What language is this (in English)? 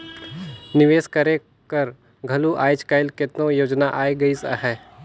Chhattisgarhi